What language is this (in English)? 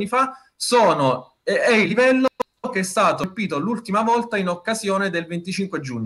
Italian